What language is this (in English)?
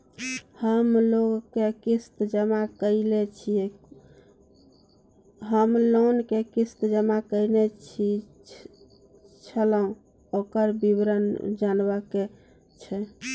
Maithili